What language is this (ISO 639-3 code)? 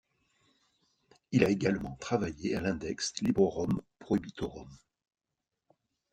fra